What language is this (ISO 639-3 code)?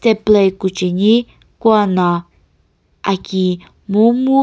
nsm